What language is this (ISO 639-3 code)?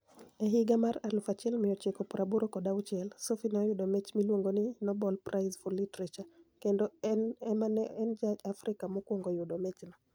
luo